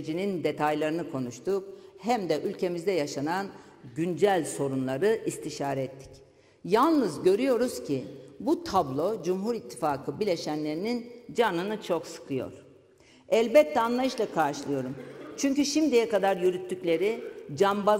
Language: Turkish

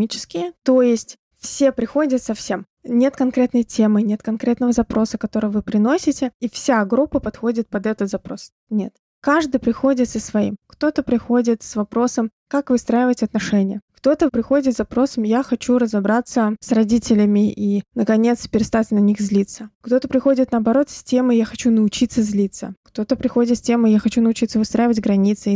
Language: Russian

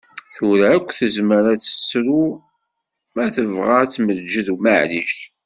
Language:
Kabyle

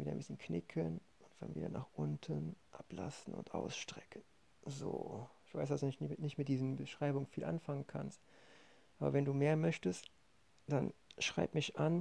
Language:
German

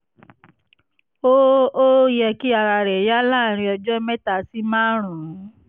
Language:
Yoruba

